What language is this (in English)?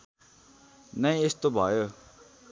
Nepali